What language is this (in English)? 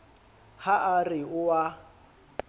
Southern Sotho